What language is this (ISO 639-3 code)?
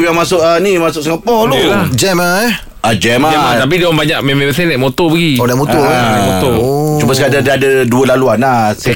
msa